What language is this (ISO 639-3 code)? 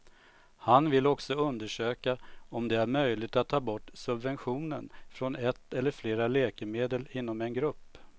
swe